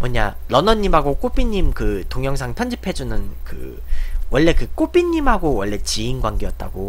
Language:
Korean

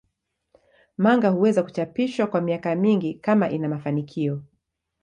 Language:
Swahili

